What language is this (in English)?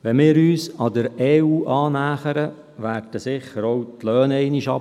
Swiss German